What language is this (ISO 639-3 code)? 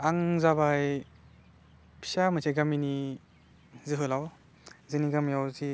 brx